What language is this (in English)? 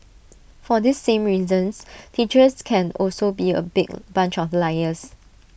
English